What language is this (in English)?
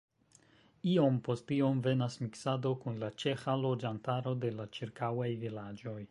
Esperanto